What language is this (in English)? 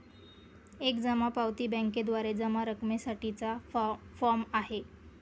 Marathi